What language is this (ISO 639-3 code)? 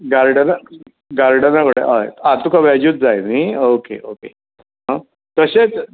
kok